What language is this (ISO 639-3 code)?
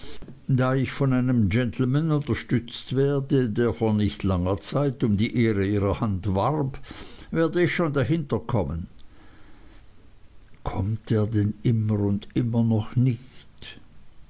deu